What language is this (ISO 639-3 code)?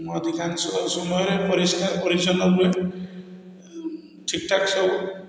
ori